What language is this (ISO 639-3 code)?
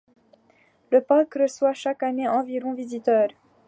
fra